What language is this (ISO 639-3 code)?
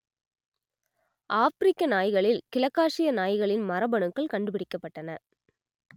tam